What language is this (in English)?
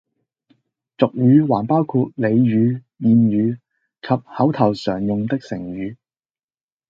Cantonese